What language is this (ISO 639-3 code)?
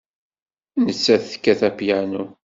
kab